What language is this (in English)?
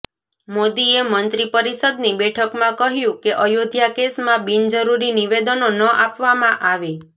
Gujarati